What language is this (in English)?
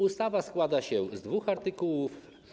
Polish